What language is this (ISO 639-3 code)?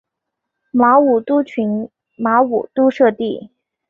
zho